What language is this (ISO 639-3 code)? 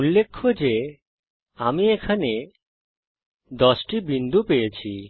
ben